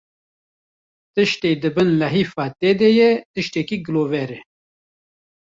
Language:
Kurdish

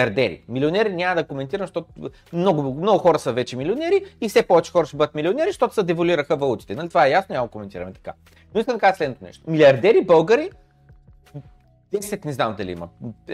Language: Bulgarian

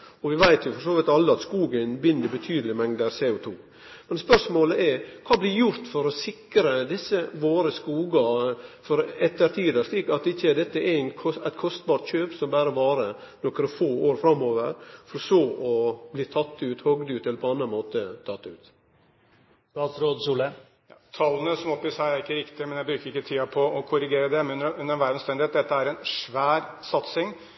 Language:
Norwegian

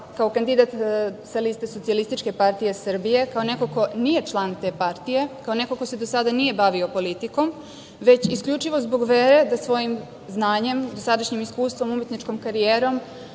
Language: Serbian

